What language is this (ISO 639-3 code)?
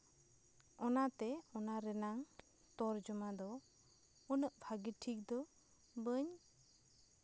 sat